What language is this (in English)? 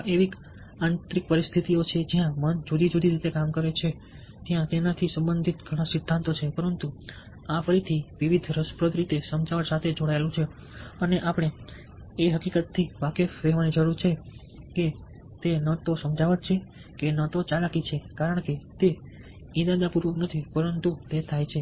Gujarati